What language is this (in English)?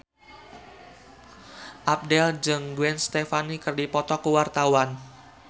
Sundanese